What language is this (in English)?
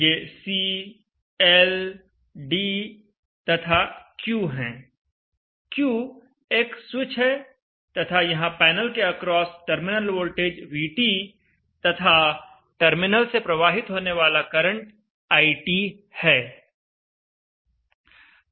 Hindi